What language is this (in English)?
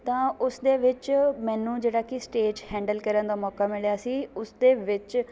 Punjabi